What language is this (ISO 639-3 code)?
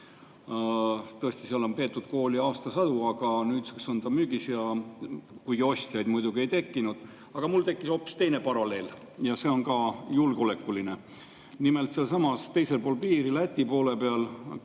est